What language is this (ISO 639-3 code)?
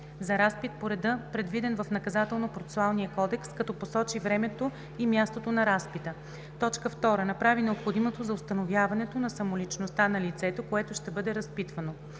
bul